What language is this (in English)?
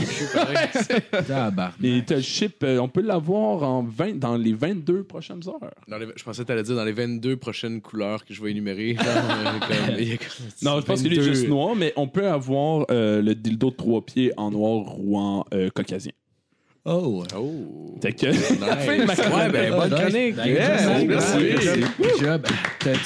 French